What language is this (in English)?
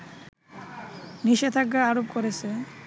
Bangla